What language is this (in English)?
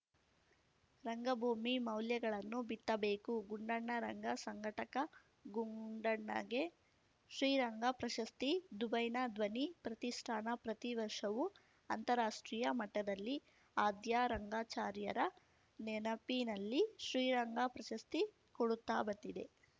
Kannada